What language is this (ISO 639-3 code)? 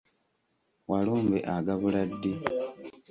lug